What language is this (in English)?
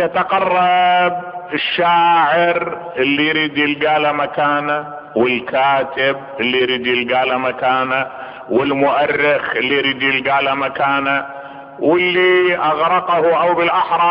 Arabic